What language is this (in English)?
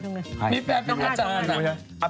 Thai